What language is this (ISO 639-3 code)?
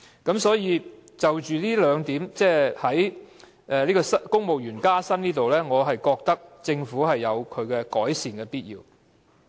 yue